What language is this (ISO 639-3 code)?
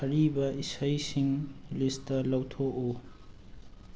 mni